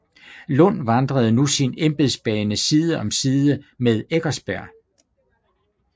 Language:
Danish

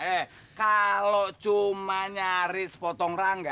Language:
Indonesian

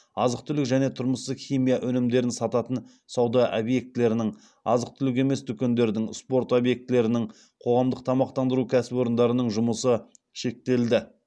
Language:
Kazakh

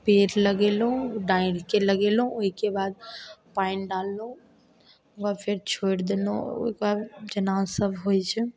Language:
Maithili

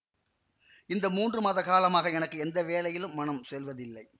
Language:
Tamil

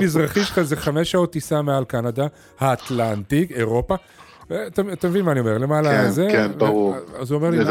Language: Hebrew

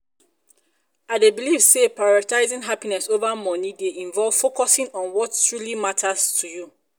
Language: Nigerian Pidgin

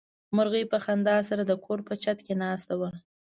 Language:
Pashto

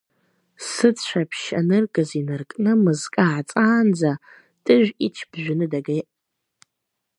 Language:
Abkhazian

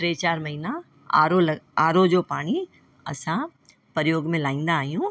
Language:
Sindhi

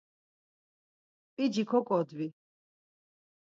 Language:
Laz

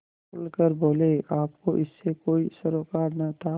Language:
Hindi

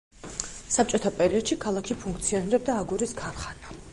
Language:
Georgian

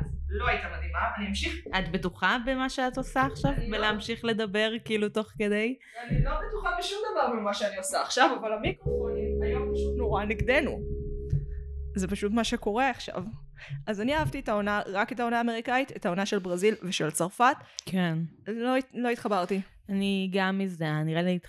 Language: Hebrew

